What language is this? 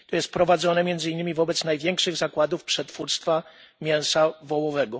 Polish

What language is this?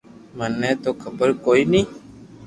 Loarki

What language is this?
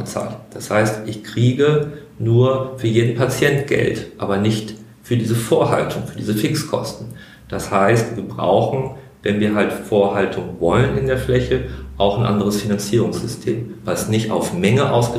German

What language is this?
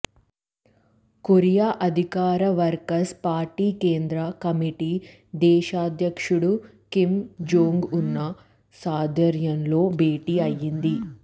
Telugu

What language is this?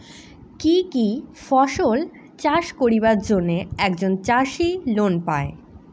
Bangla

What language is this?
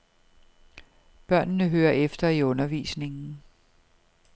Danish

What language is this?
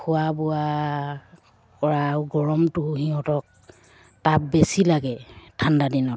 Assamese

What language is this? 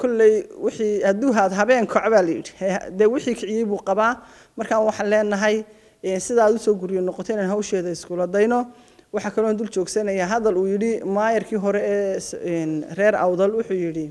Arabic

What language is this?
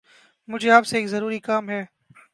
Urdu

